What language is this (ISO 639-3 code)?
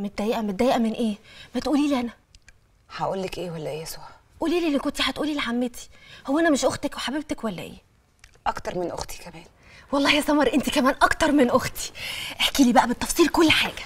ara